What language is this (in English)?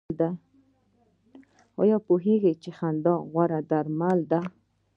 Pashto